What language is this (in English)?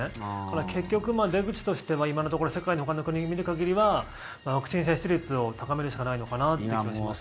Japanese